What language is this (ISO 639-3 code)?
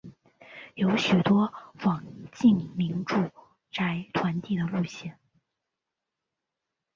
zho